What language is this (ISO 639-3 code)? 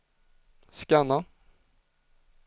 swe